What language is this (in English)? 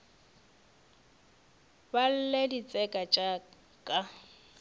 Northern Sotho